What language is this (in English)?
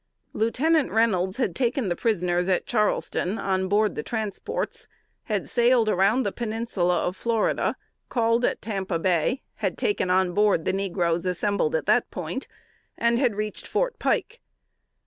English